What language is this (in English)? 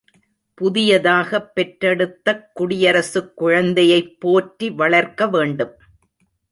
Tamil